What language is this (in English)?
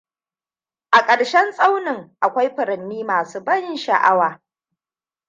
Hausa